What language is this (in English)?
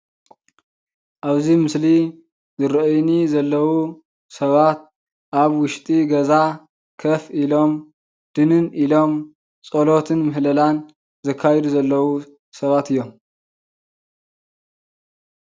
Tigrinya